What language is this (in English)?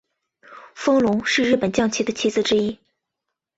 Chinese